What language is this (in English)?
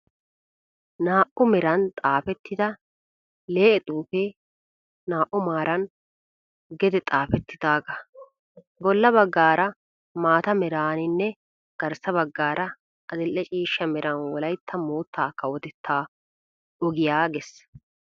Wolaytta